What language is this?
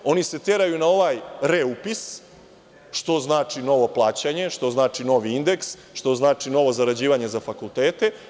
Serbian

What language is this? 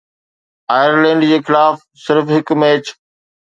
Sindhi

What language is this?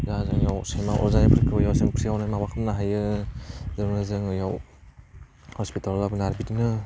Bodo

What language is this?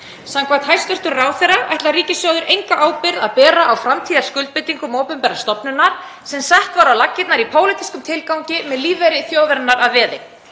Icelandic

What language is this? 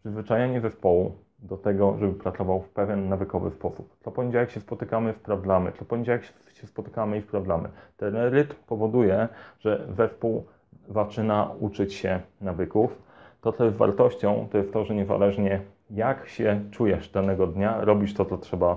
Polish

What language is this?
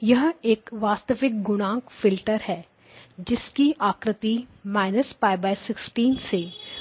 Hindi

